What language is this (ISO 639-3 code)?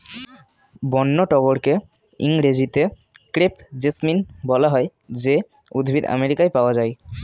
ben